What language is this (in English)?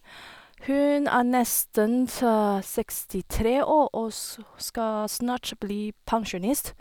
Norwegian